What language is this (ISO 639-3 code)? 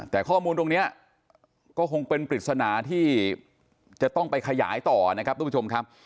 tha